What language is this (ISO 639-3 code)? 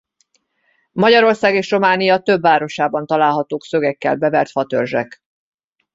hun